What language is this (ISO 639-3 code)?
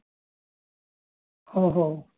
tam